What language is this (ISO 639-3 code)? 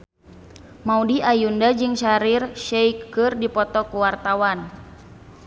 sun